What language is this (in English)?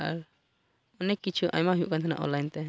Santali